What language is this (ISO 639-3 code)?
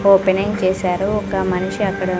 tel